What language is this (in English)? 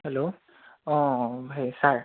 Assamese